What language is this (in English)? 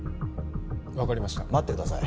Japanese